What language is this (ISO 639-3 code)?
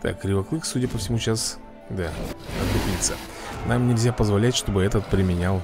rus